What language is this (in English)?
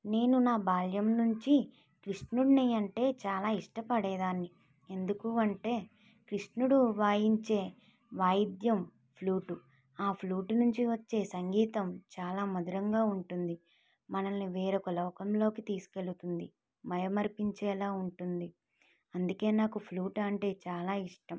Telugu